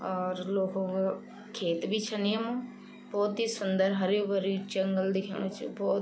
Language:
Garhwali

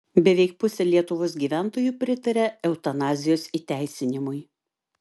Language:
Lithuanian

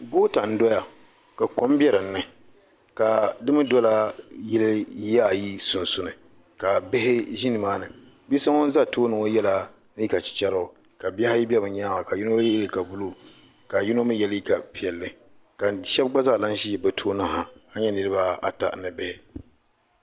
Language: Dagbani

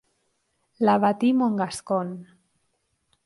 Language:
Spanish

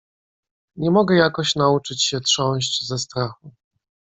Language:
Polish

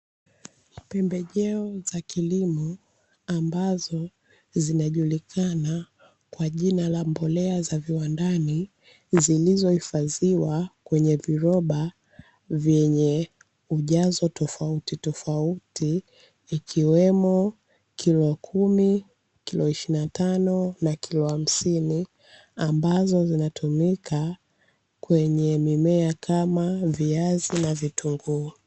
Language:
Swahili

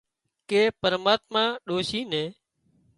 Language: Wadiyara Koli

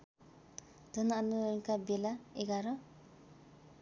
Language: Nepali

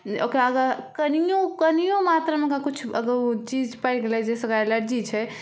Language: Maithili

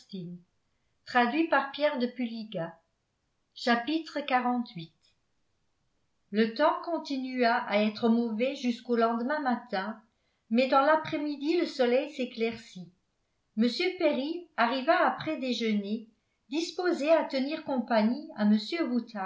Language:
French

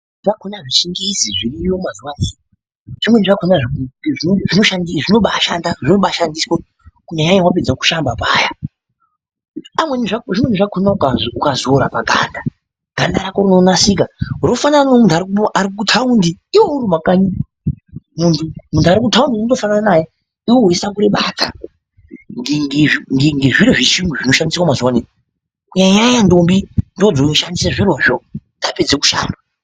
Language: Ndau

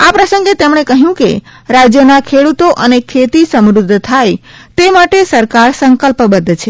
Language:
Gujarati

